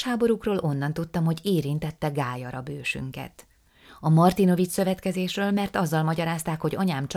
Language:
Hungarian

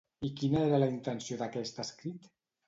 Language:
Catalan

